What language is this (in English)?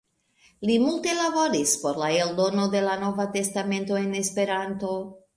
Esperanto